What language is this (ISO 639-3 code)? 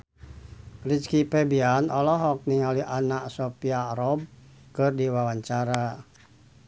sun